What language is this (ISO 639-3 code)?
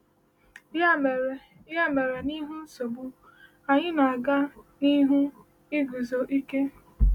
ibo